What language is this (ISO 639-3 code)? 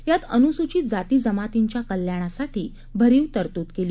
mar